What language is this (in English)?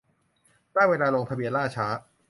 Thai